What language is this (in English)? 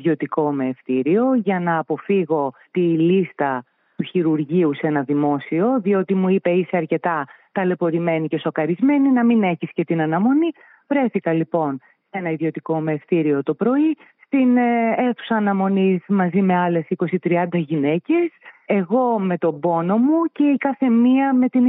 Greek